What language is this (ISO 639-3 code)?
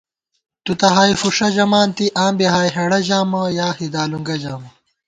gwt